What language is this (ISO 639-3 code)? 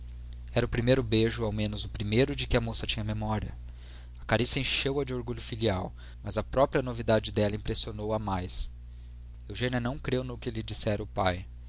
por